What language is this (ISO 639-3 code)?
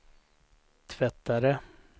swe